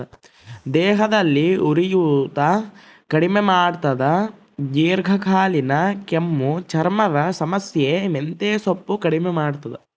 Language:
Kannada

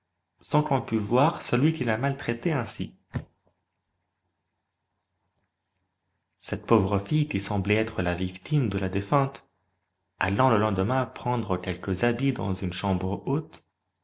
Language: French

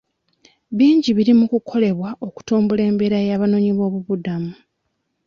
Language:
Ganda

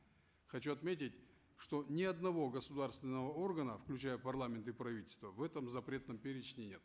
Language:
Kazakh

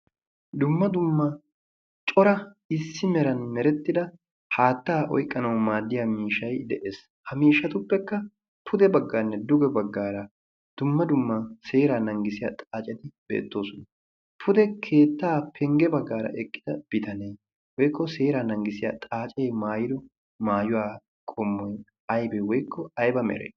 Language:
Wolaytta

